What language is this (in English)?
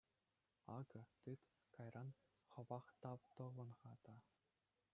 Chuvash